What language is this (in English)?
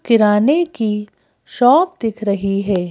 Hindi